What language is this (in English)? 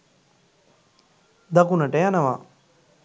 Sinhala